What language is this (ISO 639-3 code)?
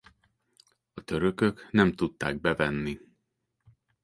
hun